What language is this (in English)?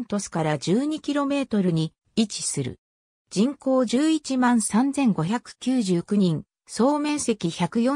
Japanese